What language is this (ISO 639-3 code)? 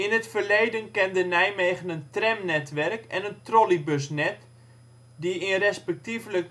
nld